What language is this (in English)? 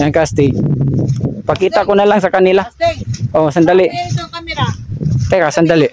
Filipino